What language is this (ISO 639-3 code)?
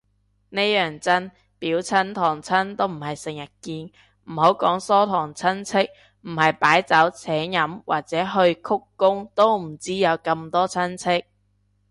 yue